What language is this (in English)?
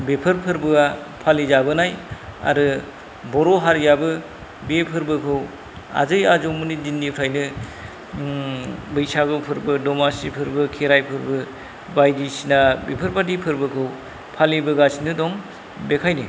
Bodo